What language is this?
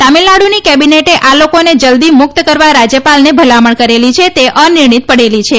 Gujarati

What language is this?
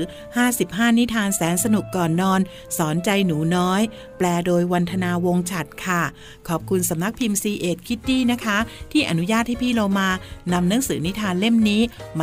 Thai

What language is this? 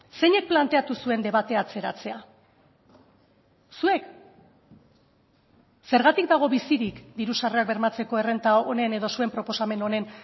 Basque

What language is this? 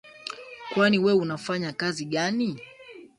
Swahili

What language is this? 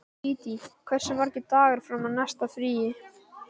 Icelandic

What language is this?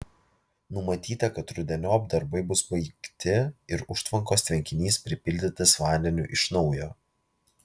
Lithuanian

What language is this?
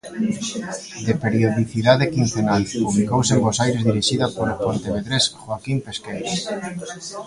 Galician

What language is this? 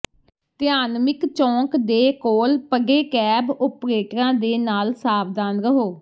Punjabi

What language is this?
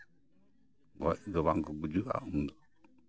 Santali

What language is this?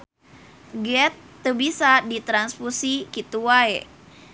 Sundanese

